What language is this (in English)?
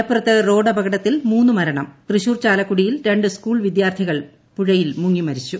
Malayalam